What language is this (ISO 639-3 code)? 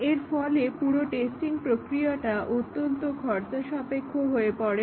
ben